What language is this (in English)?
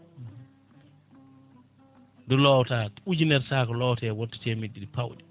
Fula